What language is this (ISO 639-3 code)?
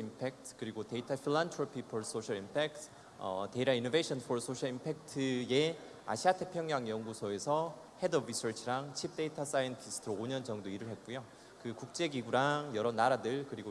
kor